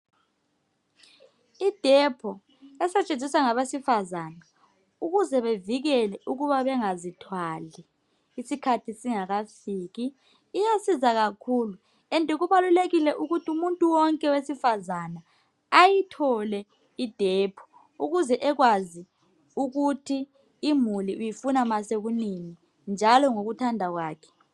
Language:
North Ndebele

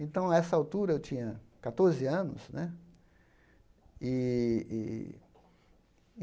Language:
Portuguese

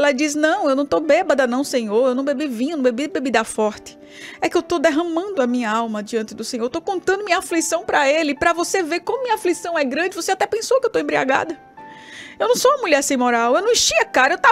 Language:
Portuguese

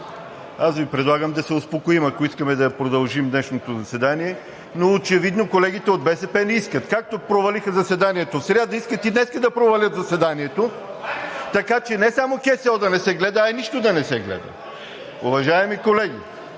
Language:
Bulgarian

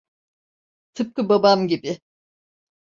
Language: Turkish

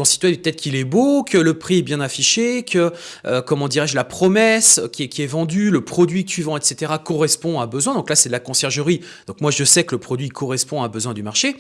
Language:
French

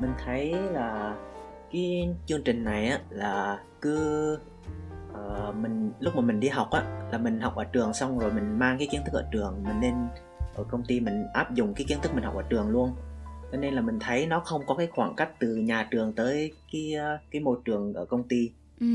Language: Vietnamese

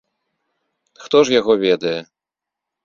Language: Belarusian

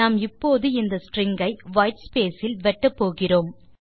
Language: Tamil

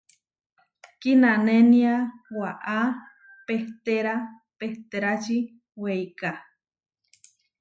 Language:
Huarijio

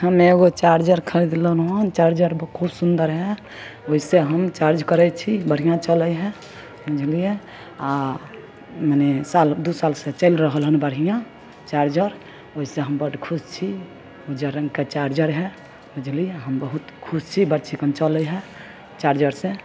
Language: Maithili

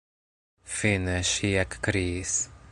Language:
Esperanto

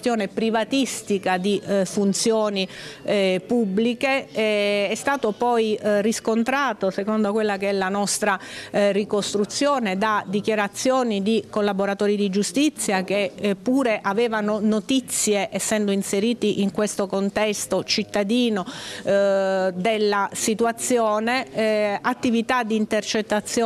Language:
Italian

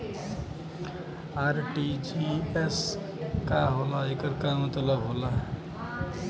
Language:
Bhojpuri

